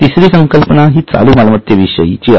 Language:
Marathi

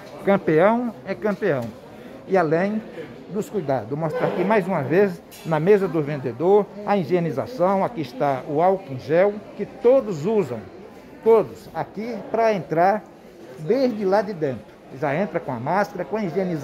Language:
Portuguese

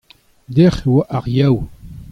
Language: Breton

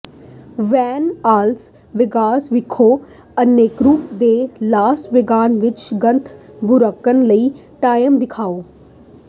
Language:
Punjabi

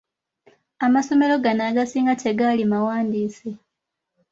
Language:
Ganda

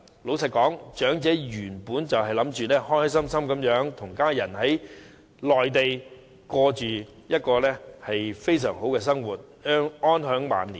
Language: Cantonese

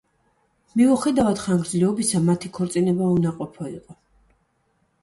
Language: Georgian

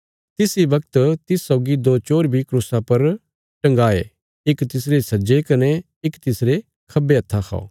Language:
Bilaspuri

